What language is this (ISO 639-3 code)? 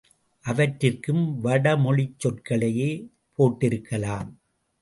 tam